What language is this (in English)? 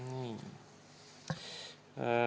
Estonian